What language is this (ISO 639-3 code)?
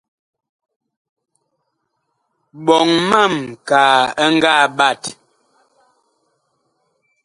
bkh